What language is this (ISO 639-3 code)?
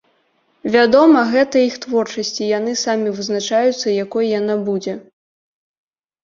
bel